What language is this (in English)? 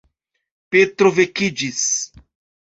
Esperanto